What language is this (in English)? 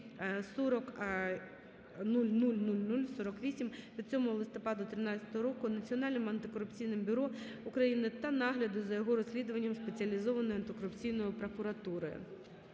Ukrainian